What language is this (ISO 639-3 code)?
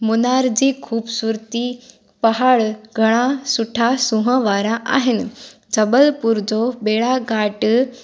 snd